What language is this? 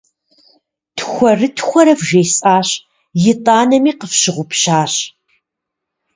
Kabardian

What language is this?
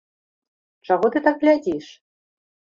Belarusian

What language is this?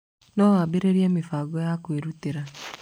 Kikuyu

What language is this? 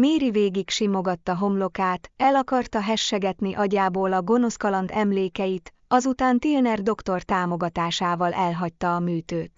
Hungarian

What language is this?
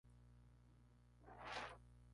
Spanish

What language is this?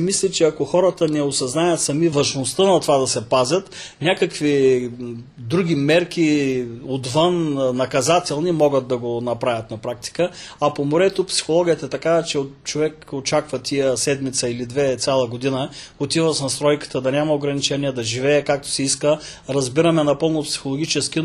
Bulgarian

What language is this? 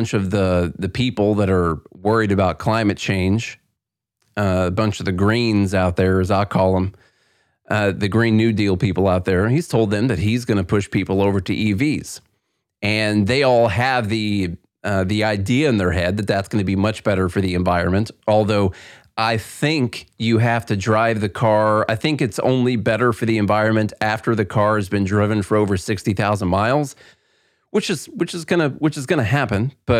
English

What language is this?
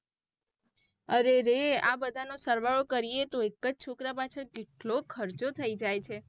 Gujarati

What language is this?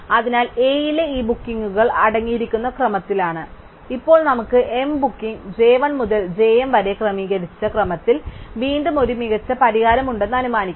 Malayalam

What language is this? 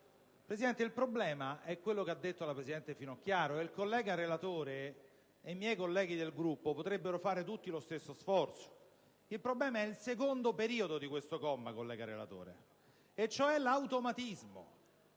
Italian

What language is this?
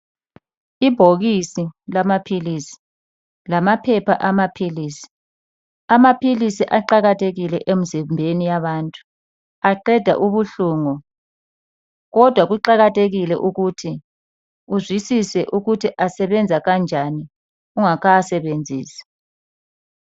North Ndebele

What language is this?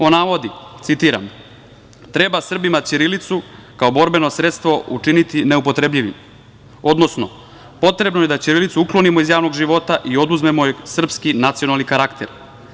Serbian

